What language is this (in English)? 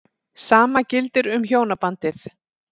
Icelandic